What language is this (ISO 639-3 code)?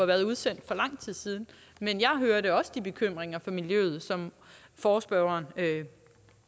dan